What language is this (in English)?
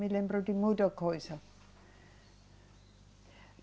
Portuguese